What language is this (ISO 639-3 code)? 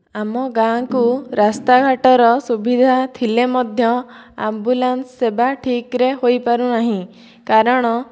ori